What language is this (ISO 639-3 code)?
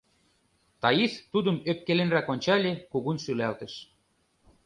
chm